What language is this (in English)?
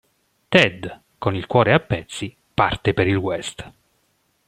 Italian